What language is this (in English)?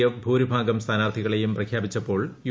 Malayalam